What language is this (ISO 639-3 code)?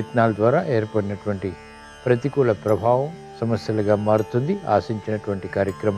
tel